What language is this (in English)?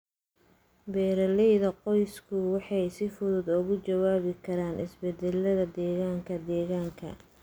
Somali